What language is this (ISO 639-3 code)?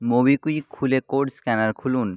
ben